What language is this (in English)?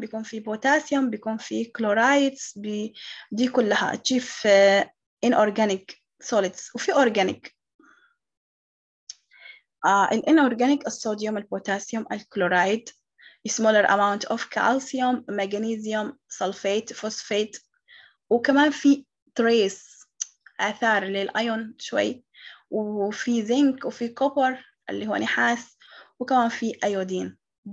Arabic